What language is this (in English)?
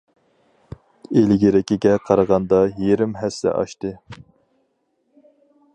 Uyghur